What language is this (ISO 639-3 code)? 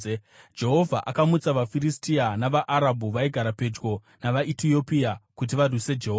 sna